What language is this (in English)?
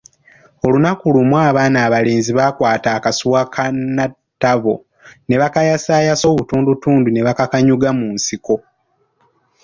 Ganda